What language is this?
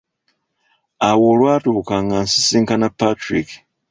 Ganda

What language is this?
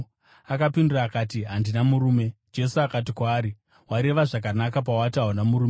Shona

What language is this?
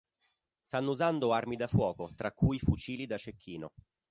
Italian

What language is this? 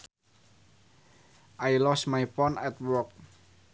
Sundanese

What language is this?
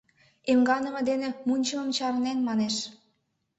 Mari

